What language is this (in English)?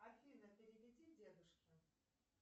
Russian